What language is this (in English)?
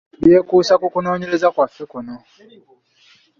Ganda